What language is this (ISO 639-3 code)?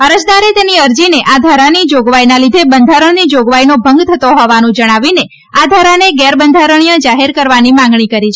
guj